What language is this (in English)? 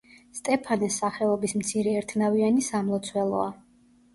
Georgian